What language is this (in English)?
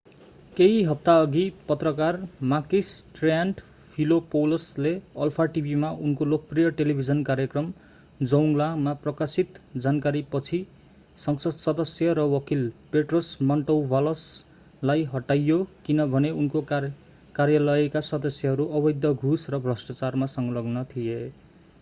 Nepali